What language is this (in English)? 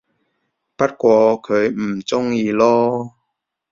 Cantonese